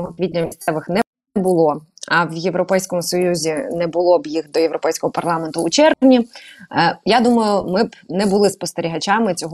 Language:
Ukrainian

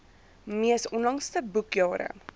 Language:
Afrikaans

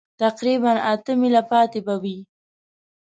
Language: Pashto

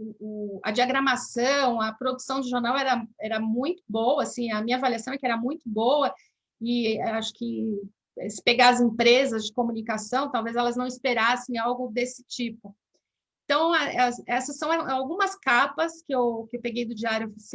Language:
Portuguese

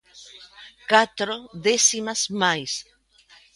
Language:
Galician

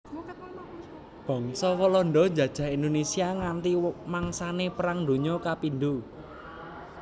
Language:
Javanese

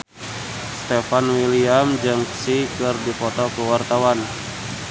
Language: Sundanese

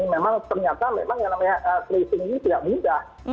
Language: Indonesian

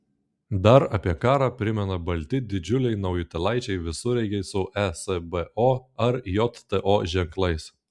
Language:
Lithuanian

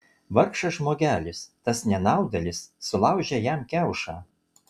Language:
Lithuanian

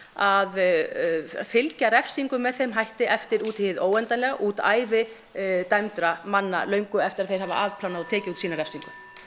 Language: Icelandic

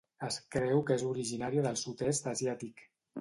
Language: Catalan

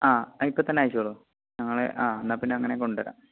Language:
Malayalam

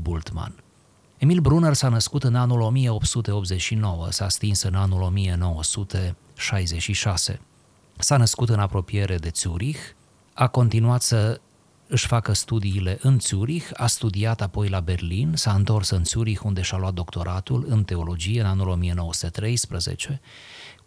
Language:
Romanian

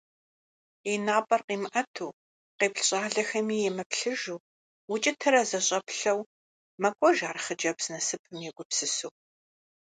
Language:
Kabardian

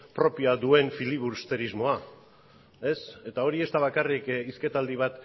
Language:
Basque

